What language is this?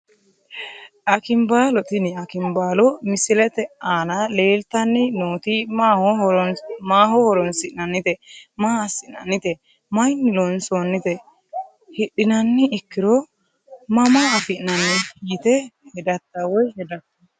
Sidamo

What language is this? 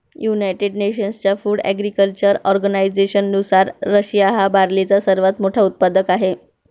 Marathi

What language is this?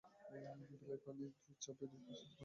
Bangla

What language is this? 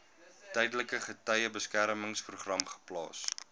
Afrikaans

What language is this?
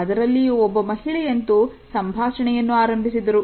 Kannada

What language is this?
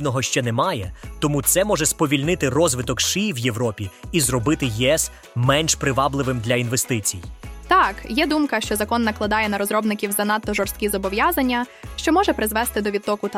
Ukrainian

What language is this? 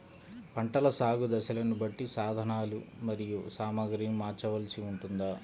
Telugu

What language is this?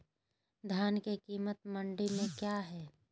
Magahi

